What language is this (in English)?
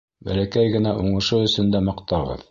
Bashkir